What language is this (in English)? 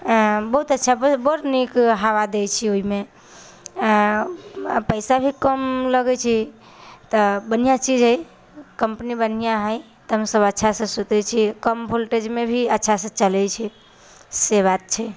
Maithili